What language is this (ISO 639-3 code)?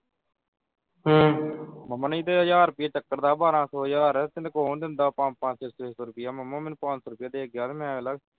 pan